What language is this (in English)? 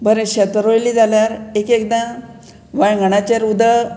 Konkani